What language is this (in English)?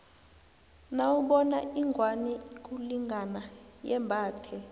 South Ndebele